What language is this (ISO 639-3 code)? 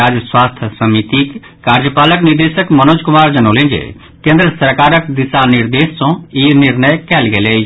mai